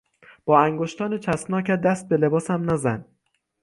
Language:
Persian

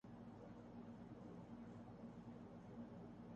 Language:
Urdu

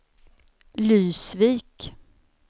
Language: Swedish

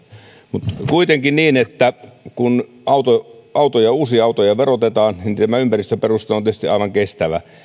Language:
Finnish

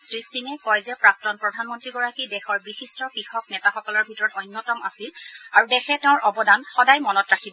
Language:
Assamese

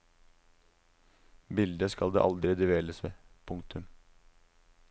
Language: Norwegian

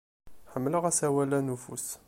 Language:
Kabyle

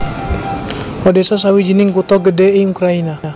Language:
Javanese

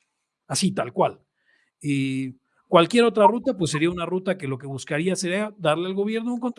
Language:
Spanish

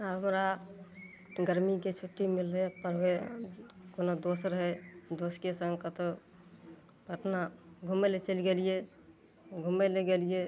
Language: Maithili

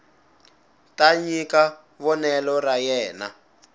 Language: Tsonga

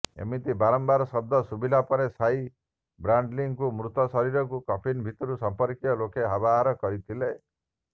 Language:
Odia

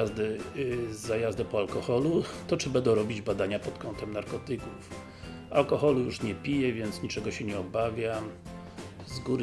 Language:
Polish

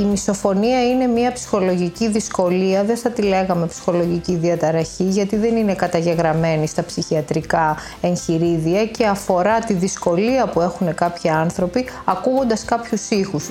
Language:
Greek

